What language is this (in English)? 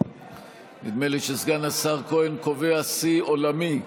Hebrew